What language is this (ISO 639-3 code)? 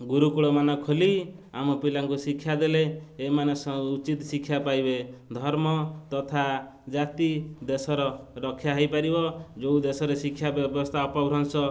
ori